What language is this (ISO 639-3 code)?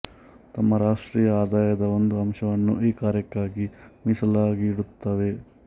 kan